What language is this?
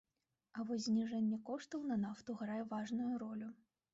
Belarusian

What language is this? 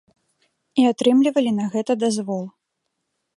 Belarusian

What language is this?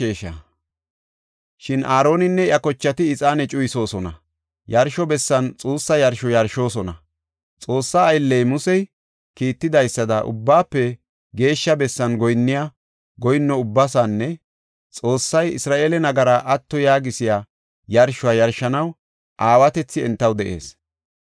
Gofa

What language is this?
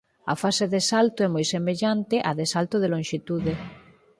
Galician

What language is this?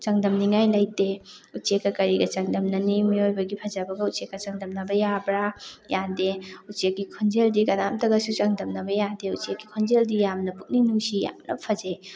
Manipuri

